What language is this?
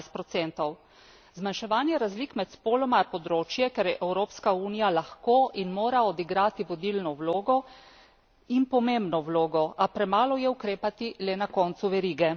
Slovenian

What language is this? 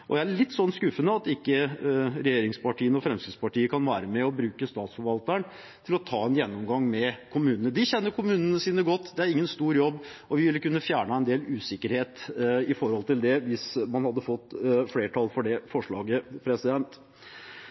Norwegian Bokmål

